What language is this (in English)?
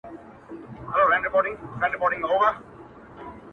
Pashto